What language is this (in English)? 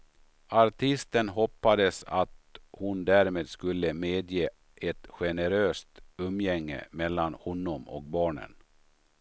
Swedish